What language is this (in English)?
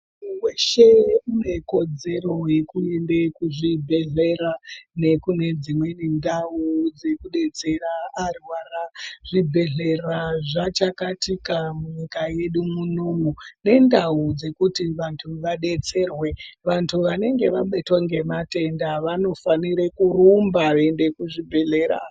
Ndau